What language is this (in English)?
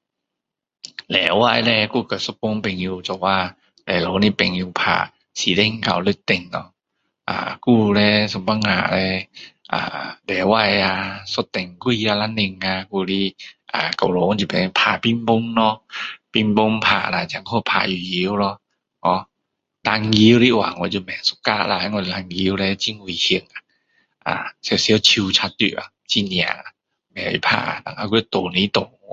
Min Dong Chinese